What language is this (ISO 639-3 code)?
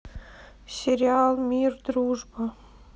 rus